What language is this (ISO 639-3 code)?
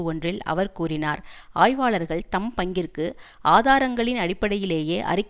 tam